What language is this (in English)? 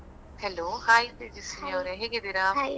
Kannada